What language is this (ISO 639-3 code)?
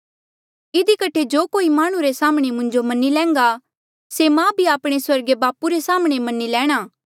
mjl